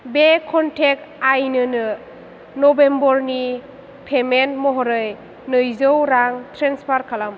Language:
Bodo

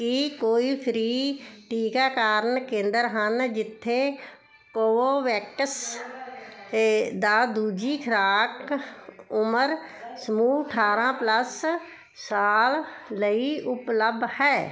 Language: Punjabi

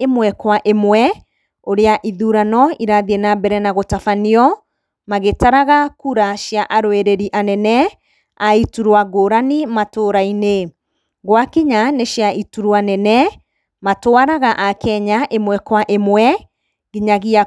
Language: Kikuyu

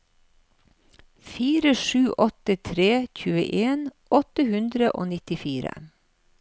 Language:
Norwegian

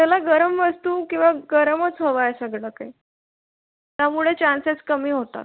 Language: Marathi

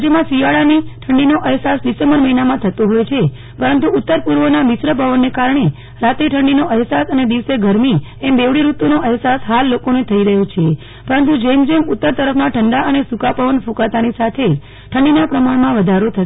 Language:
Gujarati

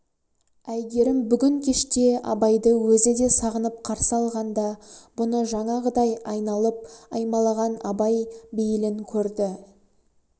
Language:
Kazakh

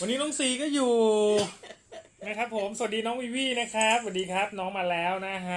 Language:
Thai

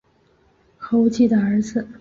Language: Chinese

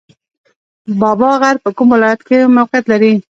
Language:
Pashto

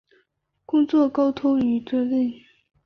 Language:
Chinese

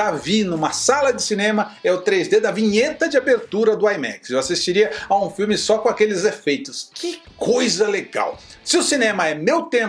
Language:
Portuguese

